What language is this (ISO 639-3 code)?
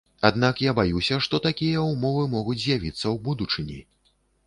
bel